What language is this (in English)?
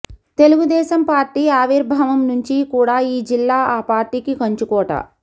Telugu